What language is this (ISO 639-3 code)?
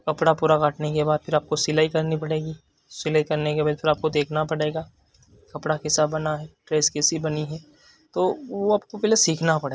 hin